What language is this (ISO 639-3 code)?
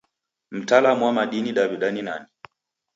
dav